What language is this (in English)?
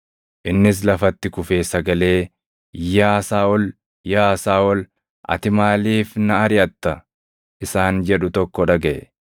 Oromo